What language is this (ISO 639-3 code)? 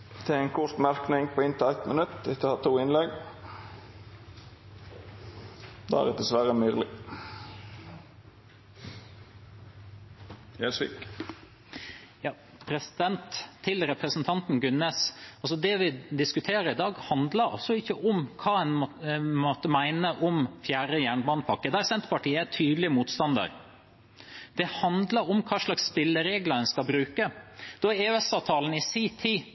nor